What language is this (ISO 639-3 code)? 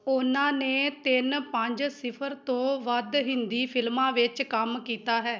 pan